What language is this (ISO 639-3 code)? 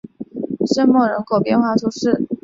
zho